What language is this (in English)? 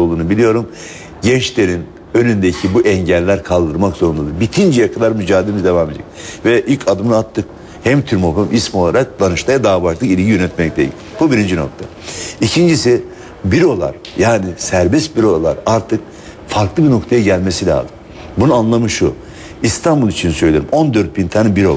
Turkish